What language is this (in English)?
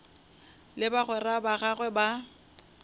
Northern Sotho